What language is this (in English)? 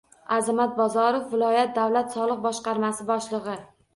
Uzbek